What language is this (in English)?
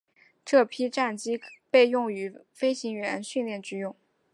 Chinese